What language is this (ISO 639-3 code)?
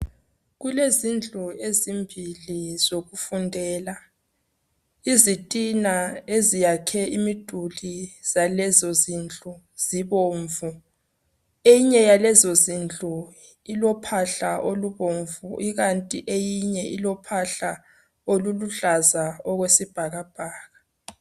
nde